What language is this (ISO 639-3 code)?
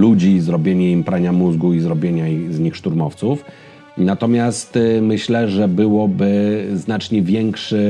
pol